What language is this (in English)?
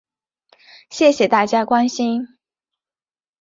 Chinese